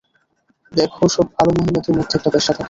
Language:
Bangla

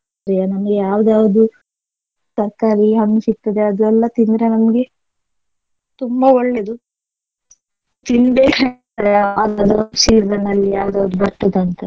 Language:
Kannada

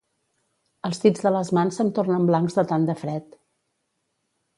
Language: Catalan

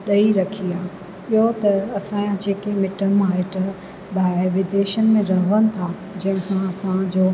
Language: Sindhi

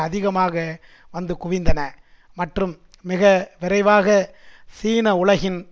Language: Tamil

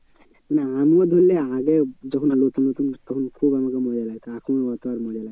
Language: Bangla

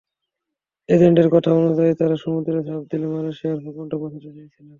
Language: Bangla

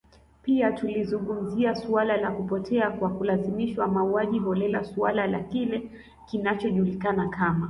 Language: Swahili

